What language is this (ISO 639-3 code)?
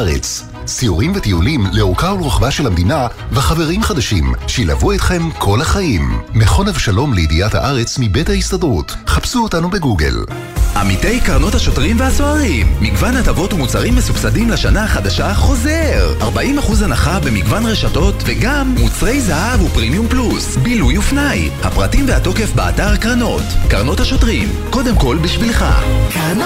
heb